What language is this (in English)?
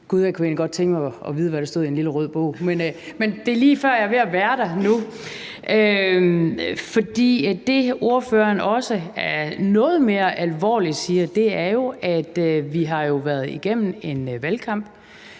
Danish